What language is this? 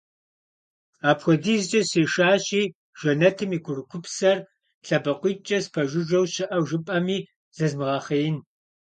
Kabardian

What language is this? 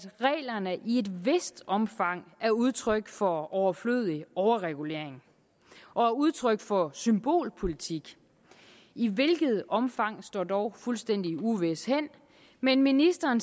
Danish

